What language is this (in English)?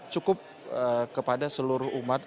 Indonesian